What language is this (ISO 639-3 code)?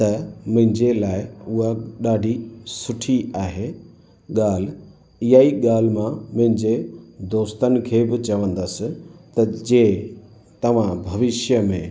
snd